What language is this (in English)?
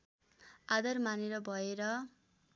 Nepali